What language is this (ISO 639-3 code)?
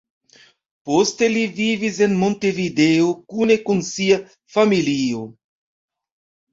epo